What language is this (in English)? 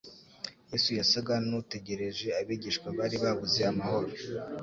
Kinyarwanda